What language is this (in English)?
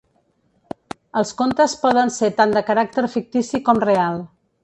Catalan